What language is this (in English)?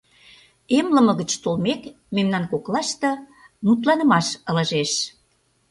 Mari